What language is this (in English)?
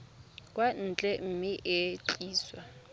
Tswana